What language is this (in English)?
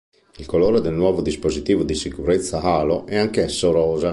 Italian